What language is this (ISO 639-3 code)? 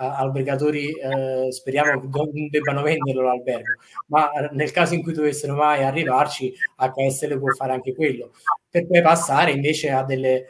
ita